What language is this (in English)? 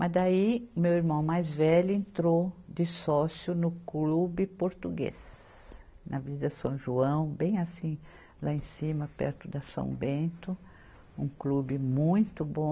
Portuguese